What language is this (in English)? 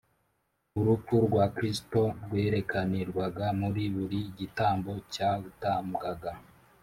Kinyarwanda